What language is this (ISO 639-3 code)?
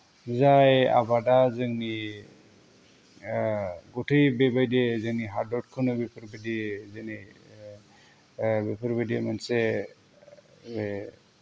brx